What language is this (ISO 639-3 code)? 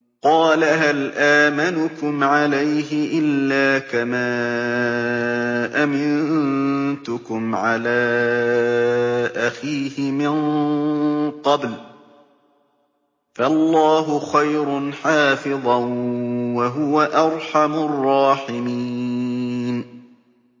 ara